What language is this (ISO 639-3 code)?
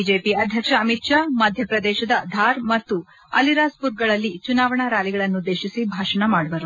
kan